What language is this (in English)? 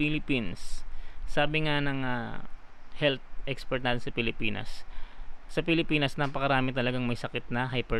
Filipino